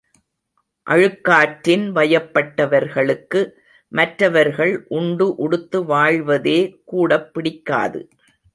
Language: Tamil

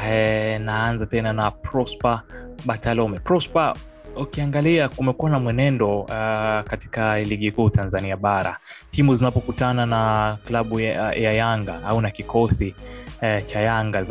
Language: Swahili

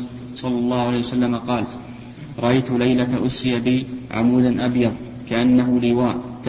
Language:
Arabic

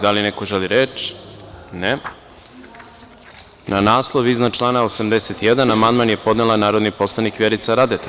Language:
Serbian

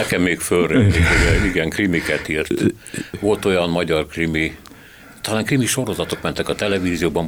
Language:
Hungarian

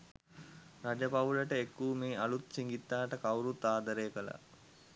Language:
Sinhala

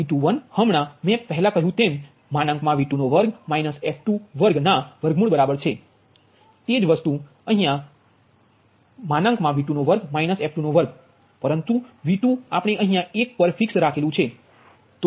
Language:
Gujarati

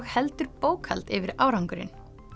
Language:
Icelandic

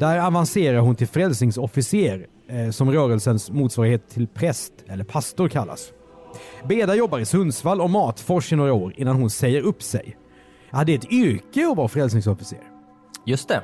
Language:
Swedish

